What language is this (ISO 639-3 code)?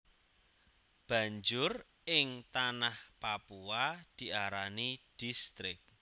jav